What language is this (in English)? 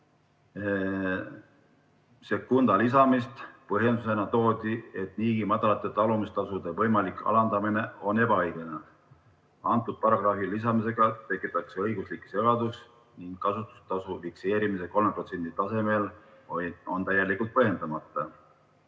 Estonian